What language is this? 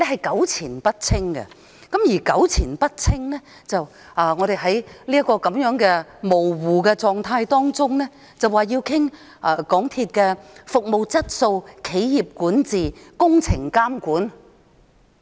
Cantonese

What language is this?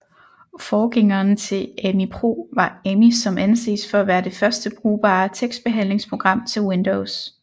Danish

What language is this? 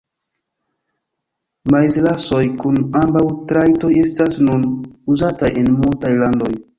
Esperanto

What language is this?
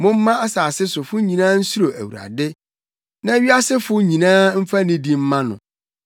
Akan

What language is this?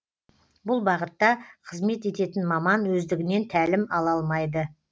Kazakh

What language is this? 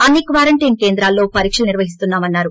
Telugu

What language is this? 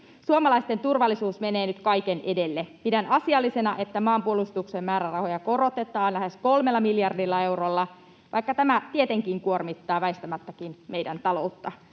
Finnish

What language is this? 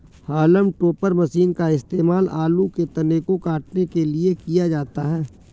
Hindi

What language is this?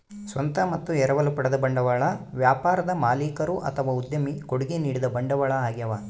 Kannada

